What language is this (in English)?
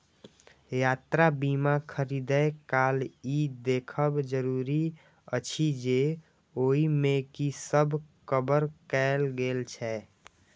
Maithili